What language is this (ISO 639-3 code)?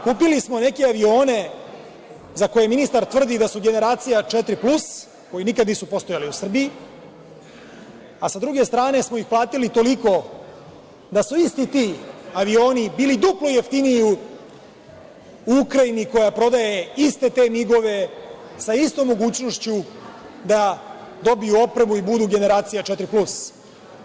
srp